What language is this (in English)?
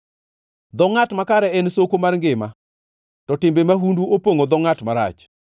Luo (Kenya and Tanzania)